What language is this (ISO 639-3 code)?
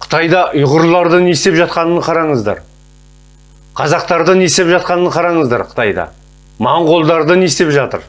tur